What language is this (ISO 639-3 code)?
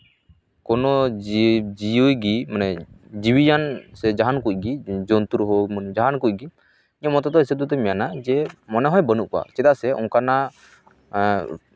sat